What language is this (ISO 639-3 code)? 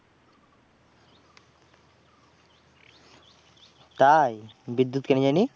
ben